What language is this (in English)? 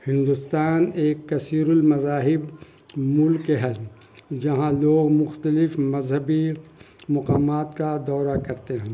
Urdu